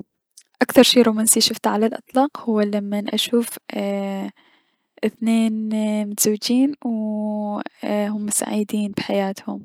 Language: Mesopotamian Arabic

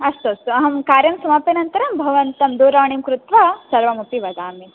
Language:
Sanskrit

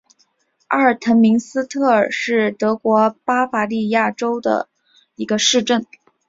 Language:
Chinese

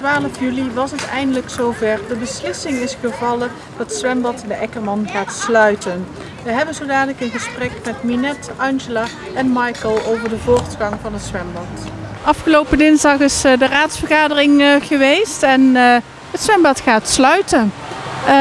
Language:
Dutch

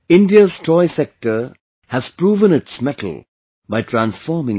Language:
English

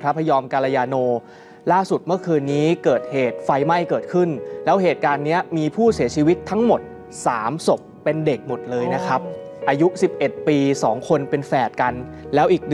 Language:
Thai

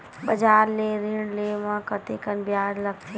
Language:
Chhattisgarhi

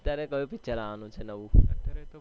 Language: Gujarati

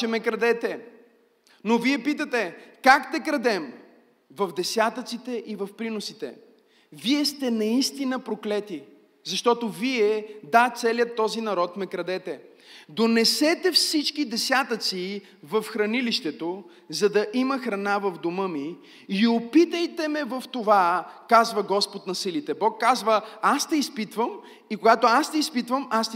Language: Bulgarian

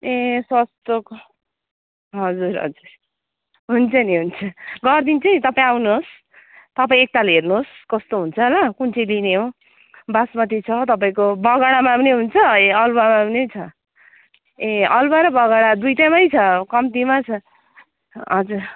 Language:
Nepali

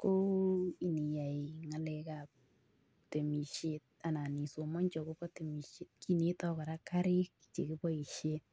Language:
Kalenjin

